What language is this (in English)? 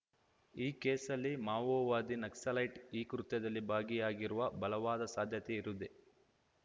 Kannada